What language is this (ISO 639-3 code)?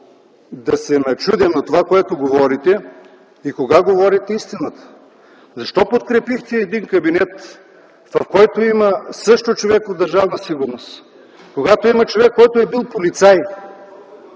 bul